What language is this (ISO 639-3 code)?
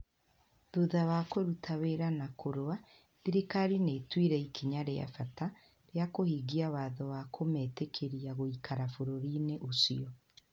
kik